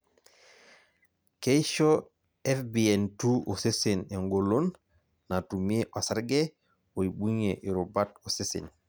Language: Masai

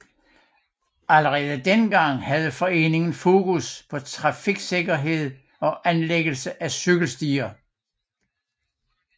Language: Danish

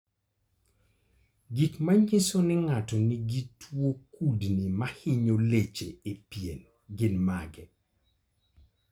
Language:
Luo (Kenya and Tanzania)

